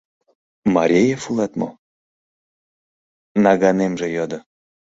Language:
Mari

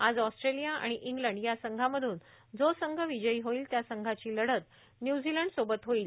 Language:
Marathi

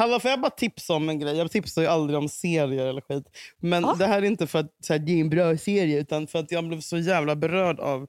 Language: Swedish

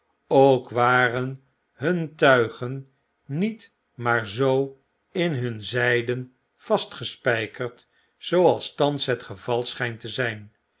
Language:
Dutch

